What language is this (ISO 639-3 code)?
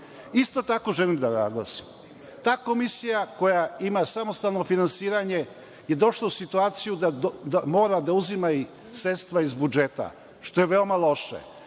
srp